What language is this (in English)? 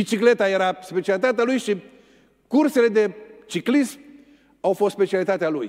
Romanian